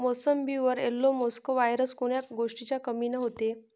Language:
Marathi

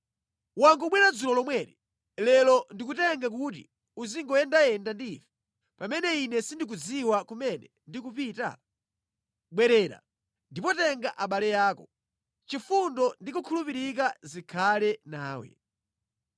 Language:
Nyanja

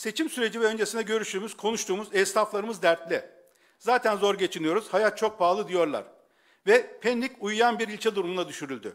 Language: Turkish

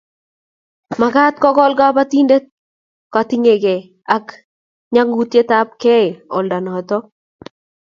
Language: Kalenjin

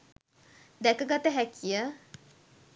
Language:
Sinhala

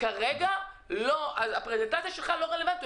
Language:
Hebrew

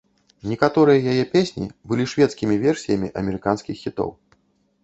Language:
Belarusian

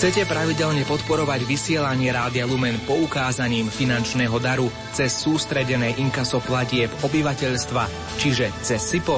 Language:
Slovak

